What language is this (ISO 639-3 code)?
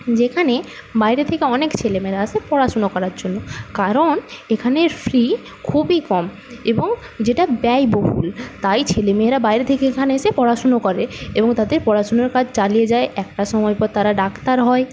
ben